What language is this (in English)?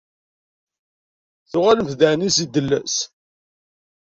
Kabyle